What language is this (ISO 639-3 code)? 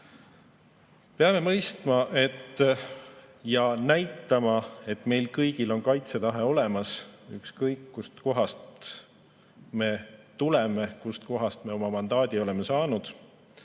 est